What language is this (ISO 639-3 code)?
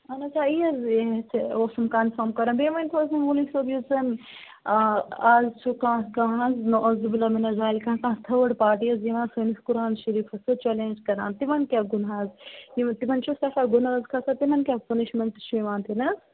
kas